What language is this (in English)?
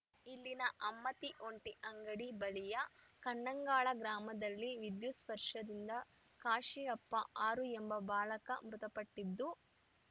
Kannada